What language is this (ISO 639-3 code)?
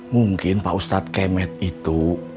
ind